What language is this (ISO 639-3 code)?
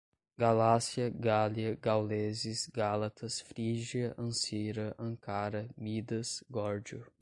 por